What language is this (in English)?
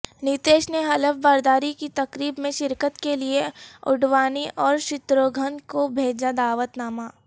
Urdu